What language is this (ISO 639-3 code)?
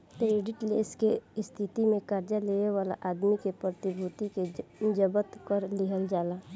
bho